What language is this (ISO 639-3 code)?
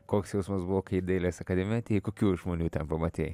lit